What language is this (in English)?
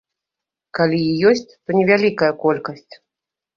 Belarusian